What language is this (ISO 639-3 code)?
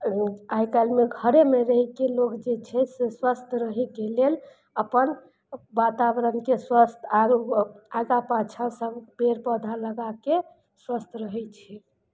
mai